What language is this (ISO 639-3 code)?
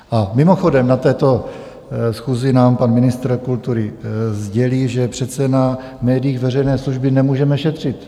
ces